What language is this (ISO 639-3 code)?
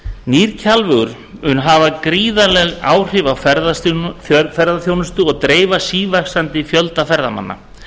isl